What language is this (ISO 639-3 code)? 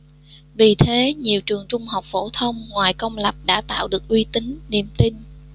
vie